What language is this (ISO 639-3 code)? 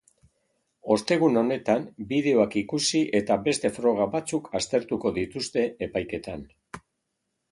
eus